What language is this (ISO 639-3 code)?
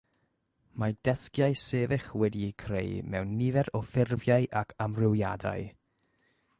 cym